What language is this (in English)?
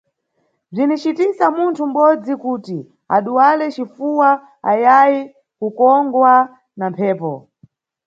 Nyungwe